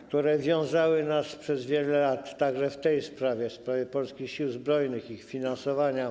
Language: Polish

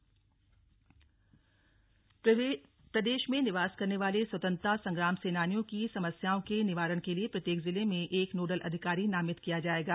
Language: Hindi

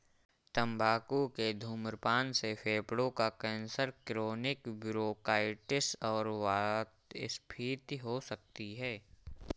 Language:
Hindi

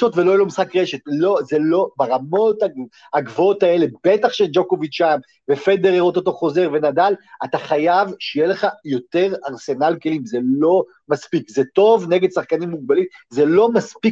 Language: Hebrew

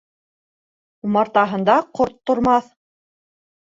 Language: Bashkir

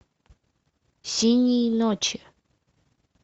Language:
Russian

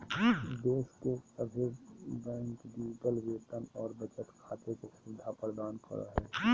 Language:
Magahi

